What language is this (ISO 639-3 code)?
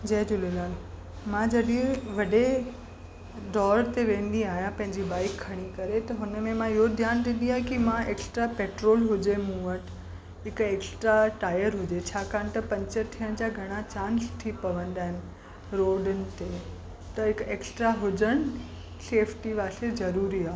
snd